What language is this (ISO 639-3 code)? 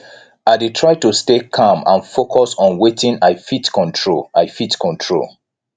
pcm